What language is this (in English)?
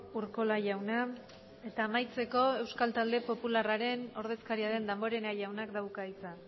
Basque